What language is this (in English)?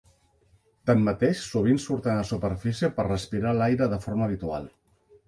Catalan